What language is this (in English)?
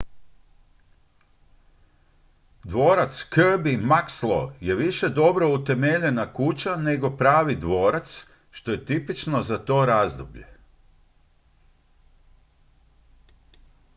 Croatian